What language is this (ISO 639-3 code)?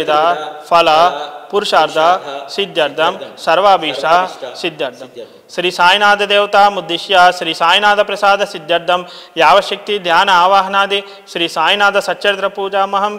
tel